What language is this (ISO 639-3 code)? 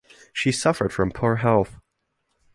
eng